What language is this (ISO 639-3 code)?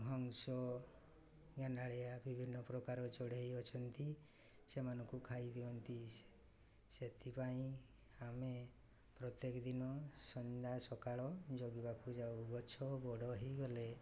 ori